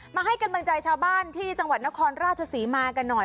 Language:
Thai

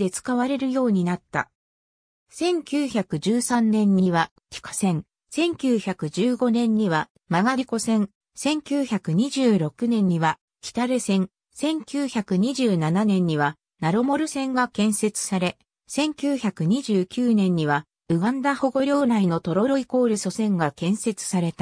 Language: Japanese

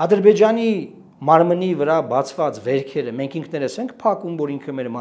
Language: Romanian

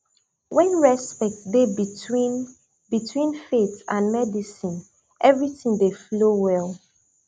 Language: Nigerian Pidgin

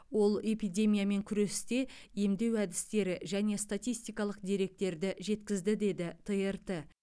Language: Kazakh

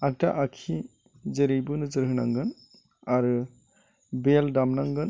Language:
Bodo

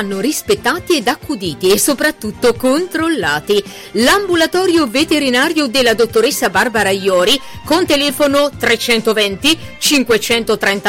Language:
Italian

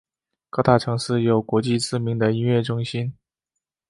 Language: Chinese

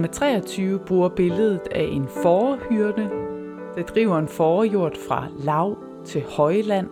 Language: Danish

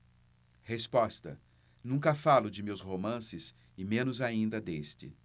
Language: Portuguese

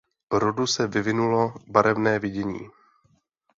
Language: Czech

